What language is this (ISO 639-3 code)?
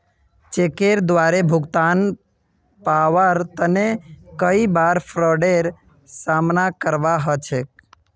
mag